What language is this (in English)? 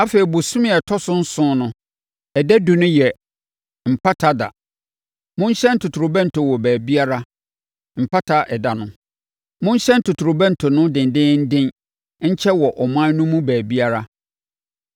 Akan